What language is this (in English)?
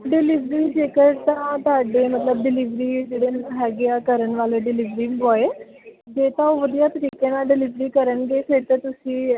Punjabi